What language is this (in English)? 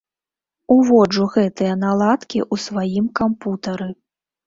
Belarusian